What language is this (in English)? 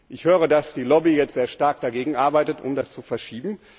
German